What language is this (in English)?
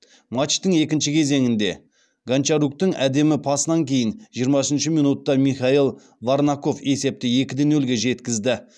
Kazakh